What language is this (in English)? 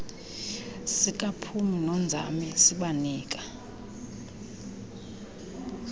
Xhosa